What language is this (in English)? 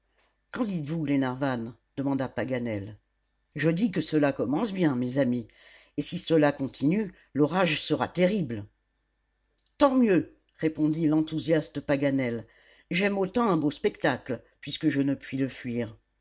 French